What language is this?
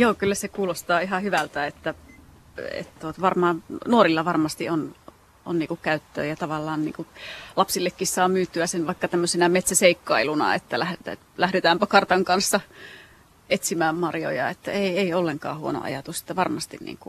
Finnish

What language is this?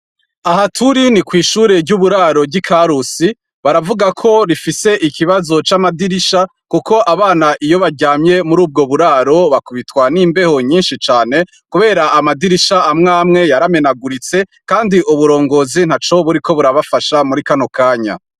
Rundi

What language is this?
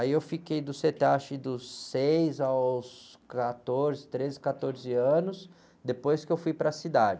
Portuguese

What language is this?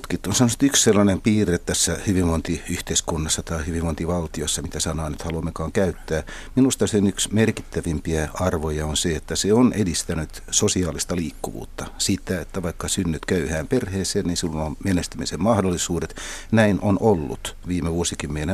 Finnish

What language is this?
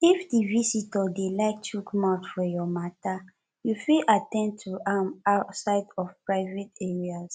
Nigerian Pidgin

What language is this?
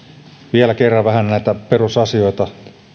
Finnish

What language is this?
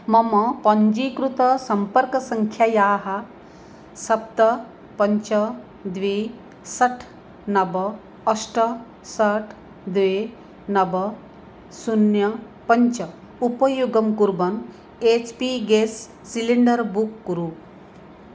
Sanskrit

